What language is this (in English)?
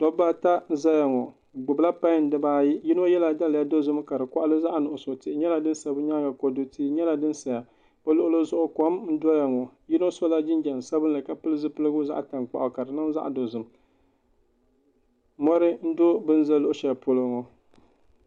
Dagbani